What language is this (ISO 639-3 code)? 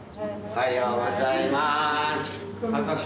jpn